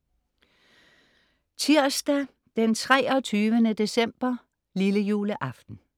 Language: Danish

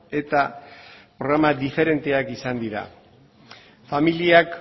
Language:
Basque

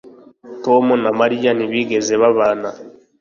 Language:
Kinyarwanda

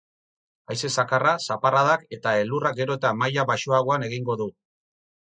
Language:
Basque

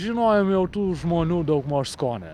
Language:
Lithuanian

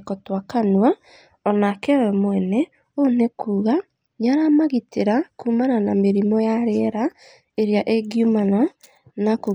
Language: Kikuyu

